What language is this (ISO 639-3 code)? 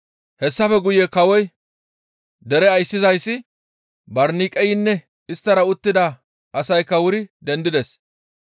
gmv